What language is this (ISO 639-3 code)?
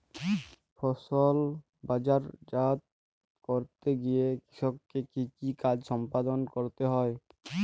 ben